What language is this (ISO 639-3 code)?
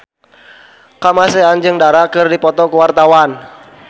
sun